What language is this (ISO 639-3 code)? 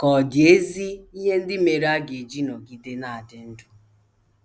ibo